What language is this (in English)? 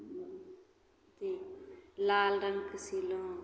Maithili